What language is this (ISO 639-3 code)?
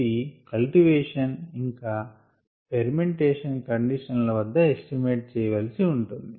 tel